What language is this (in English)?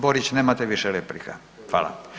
Croatian